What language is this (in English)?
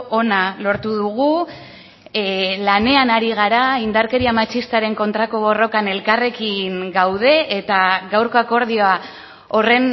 Basque